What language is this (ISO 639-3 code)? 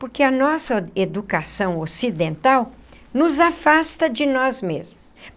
por